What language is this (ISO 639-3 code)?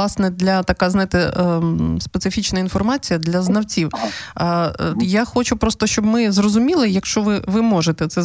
ukr